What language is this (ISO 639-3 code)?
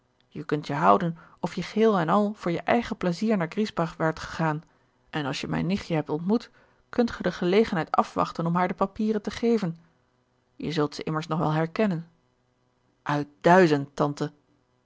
nld